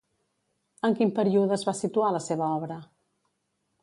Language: Catalan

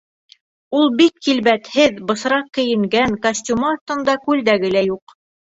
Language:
Bashkir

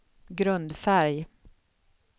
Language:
Swedish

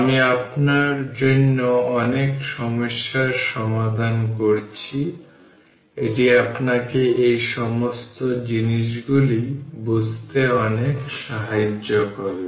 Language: Bangla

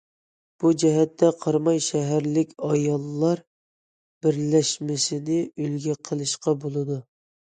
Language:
Uyghur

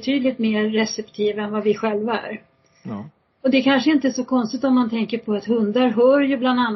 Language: Swedish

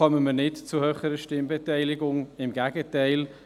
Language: Swiss German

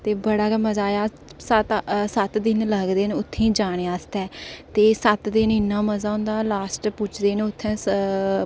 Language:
Dogri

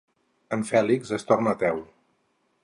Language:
Catalan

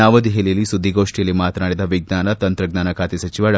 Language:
Kannada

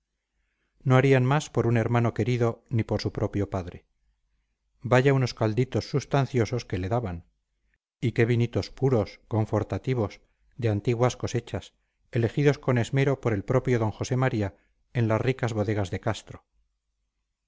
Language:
Spanish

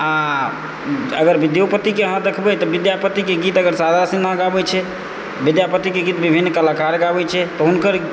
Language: Maithili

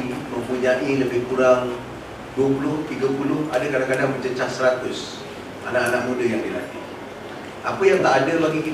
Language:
Malay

